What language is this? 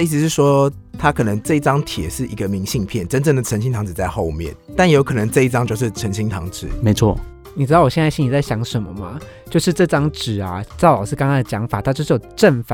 Chinese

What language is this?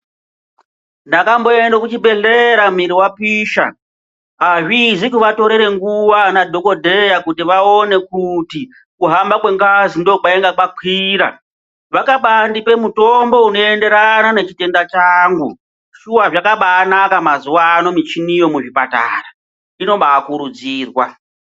Ndau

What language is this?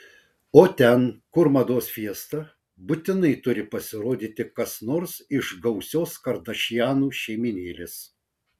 Lithuanian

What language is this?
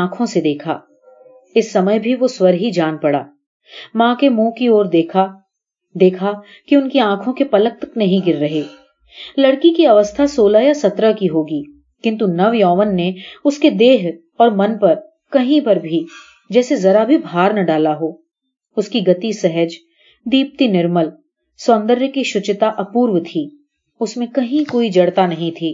Hindi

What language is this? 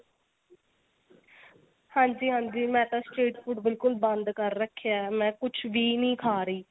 Punjabi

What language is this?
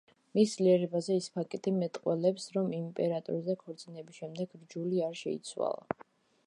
Georgian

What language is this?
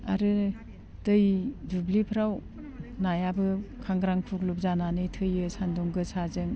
Bodo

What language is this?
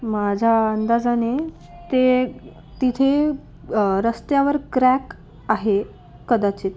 Marathi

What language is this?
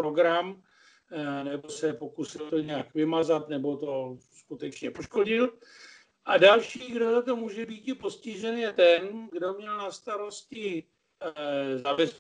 Czech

